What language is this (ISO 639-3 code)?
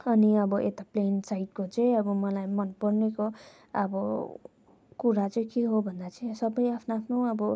nep